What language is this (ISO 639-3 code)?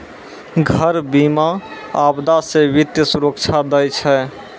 mai